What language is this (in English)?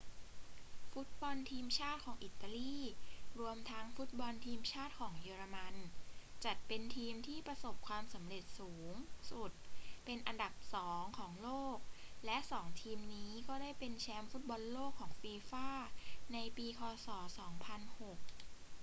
Thai